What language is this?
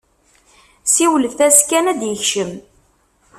Kabyle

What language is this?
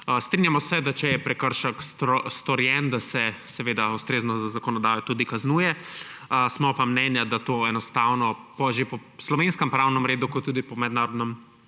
Slovenian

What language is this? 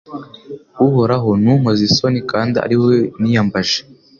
Kinyarwanda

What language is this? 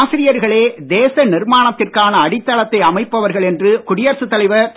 Tamil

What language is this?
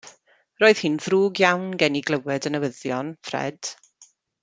Welsh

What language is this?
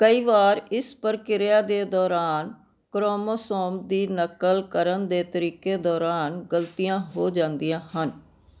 Punjabi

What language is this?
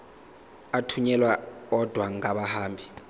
Zulu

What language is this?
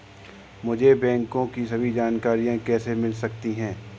Hindi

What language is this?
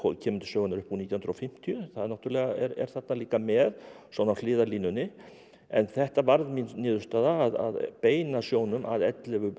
Icelandic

